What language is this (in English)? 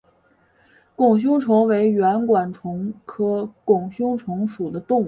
Chinese